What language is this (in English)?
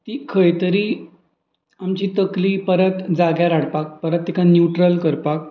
Konkani